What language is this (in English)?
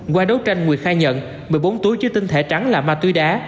Vietnamese